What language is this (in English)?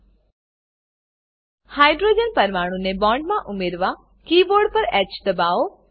Gujarati